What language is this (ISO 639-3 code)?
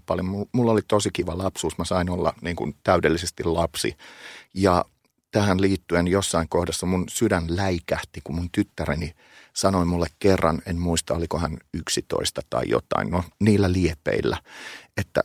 fin